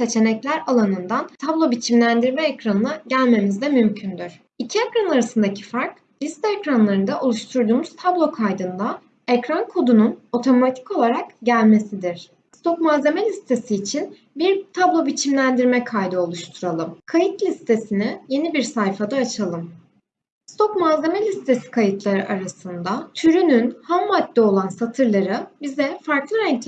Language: Turkish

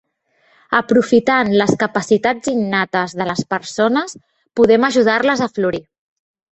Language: Catalan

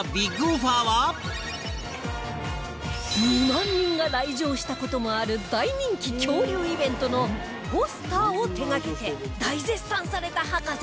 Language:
Japanese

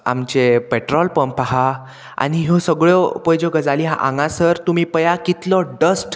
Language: Konkani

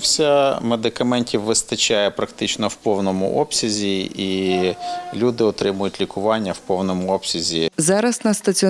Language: Ukrainian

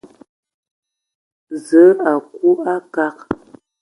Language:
Ewondo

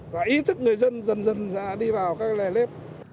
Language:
Vietnamese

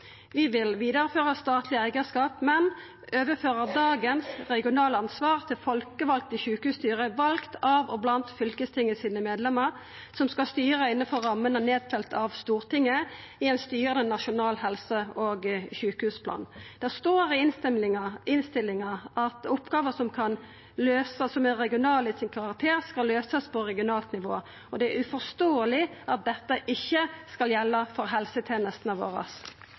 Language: Norwegian Nynorsk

